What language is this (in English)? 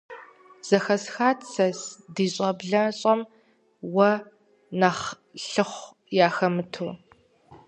Kabardian